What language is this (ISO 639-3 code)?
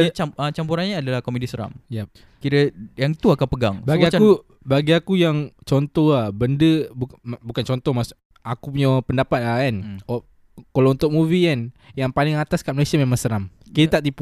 msa